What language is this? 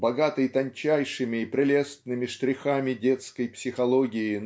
Russian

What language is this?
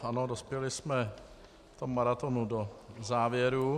Czech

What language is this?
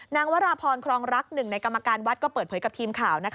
Thai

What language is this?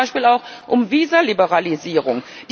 German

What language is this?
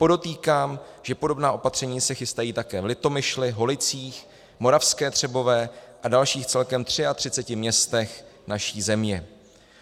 Czech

